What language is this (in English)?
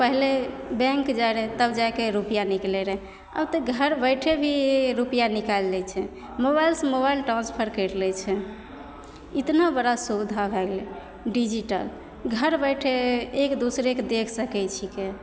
Maithili